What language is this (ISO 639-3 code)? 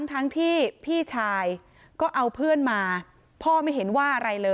tha